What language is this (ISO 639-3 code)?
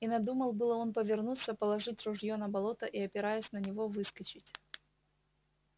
rus